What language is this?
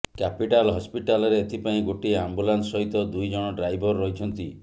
Odia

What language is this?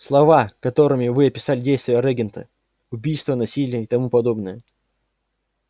Russian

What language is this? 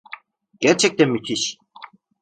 Turkish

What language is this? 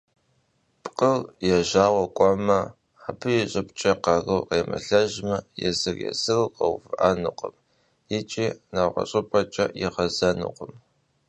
Kabardian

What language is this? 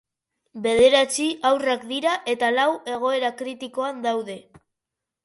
Basque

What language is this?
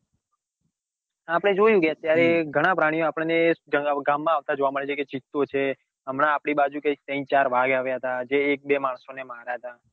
Gujarati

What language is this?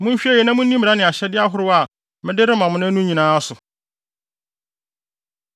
Akan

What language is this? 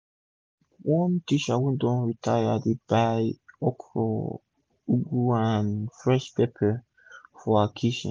Nigerian Pidgin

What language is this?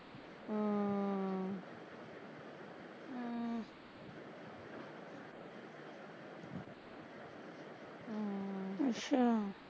Punjabi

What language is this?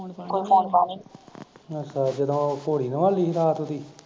Punjabi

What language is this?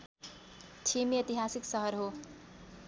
Nepali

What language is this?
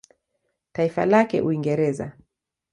Swahili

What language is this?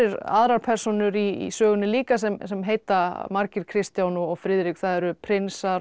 Icelandic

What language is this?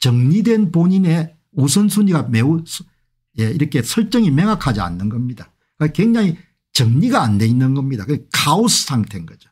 Korean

